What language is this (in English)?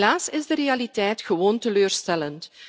Dutch